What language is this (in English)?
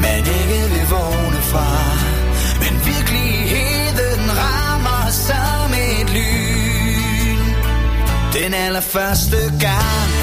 Danish